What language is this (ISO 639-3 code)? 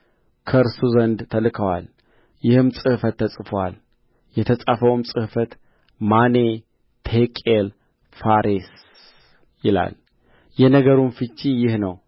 amh